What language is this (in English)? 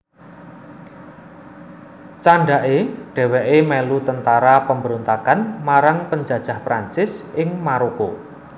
Javanese